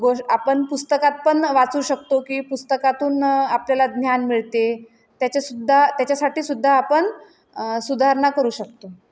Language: Marathi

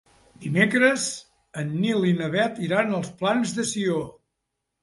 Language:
Catalan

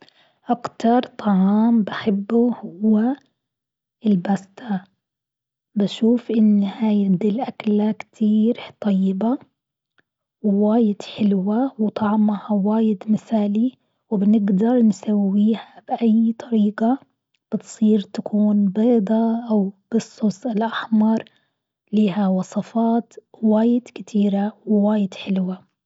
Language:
Gulf Arabic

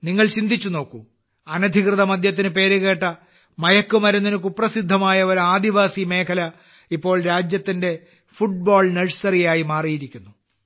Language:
Malayalam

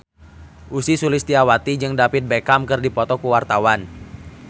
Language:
Sundanese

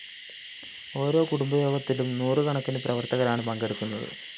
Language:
Malayalam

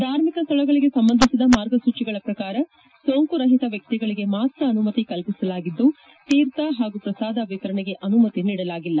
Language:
Kannada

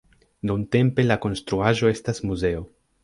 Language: Esperanto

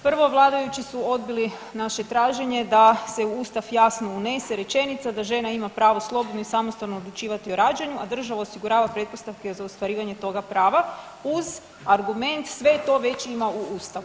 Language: Croatian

